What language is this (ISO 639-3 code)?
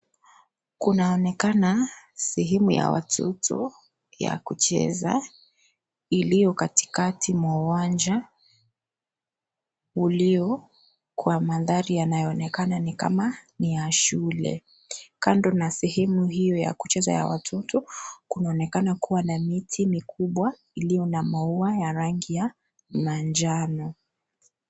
swa